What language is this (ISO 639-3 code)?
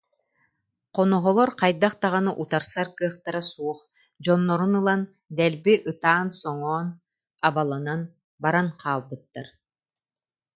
sah